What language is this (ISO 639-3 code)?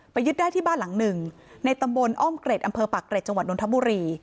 tha